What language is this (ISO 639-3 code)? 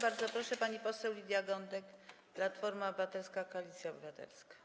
pol